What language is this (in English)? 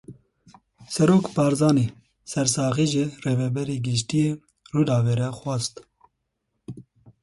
Kurdish